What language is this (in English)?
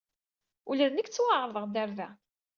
Kabyle